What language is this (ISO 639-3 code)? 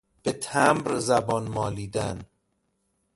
fas